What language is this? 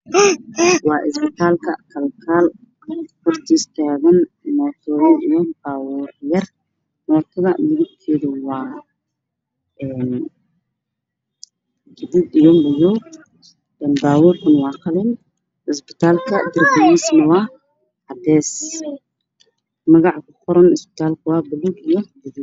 Somali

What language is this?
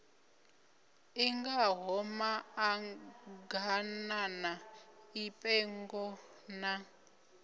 Venda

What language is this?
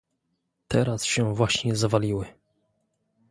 Polish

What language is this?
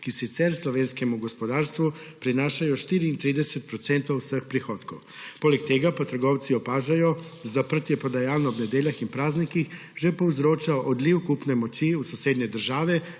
Slovenian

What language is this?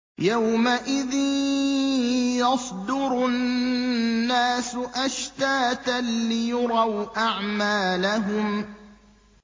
Arabic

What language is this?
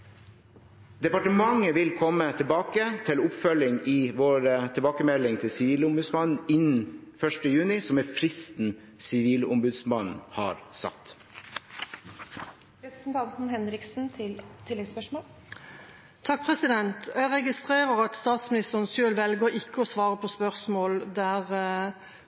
Norwegian Bokmål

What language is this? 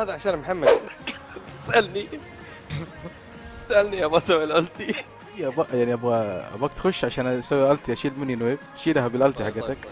Arabic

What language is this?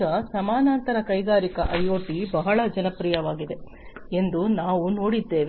Kannada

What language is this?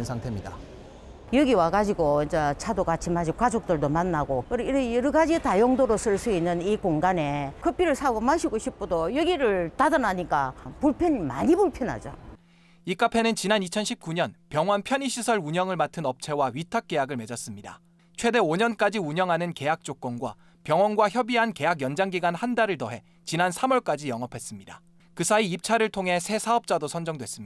Korean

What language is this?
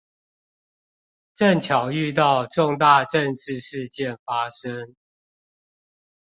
Chinese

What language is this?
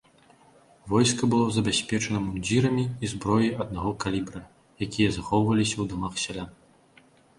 Belarusian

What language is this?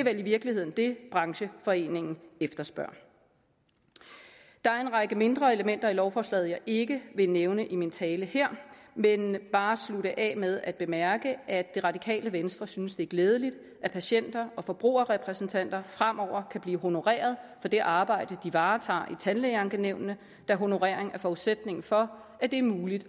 Danish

